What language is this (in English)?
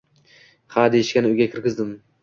Uzbek